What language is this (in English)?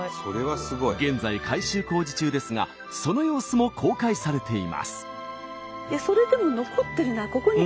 Japanese